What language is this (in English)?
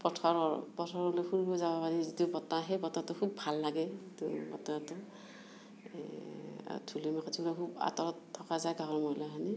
Assamese